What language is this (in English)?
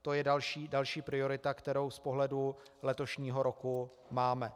Czech